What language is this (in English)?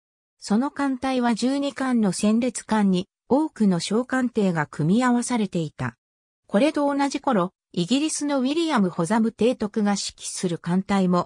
Japanese